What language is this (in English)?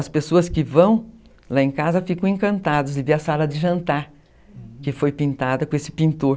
Portuguese